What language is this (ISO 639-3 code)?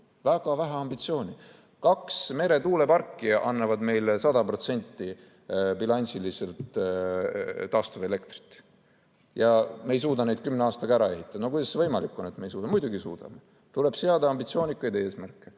est